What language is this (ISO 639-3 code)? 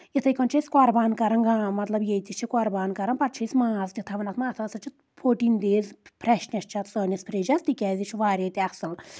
kas